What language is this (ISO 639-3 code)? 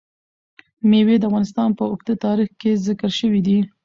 pus